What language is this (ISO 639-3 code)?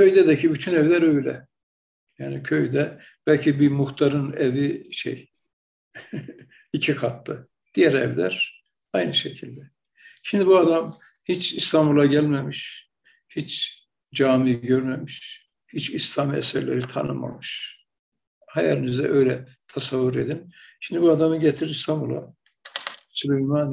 tur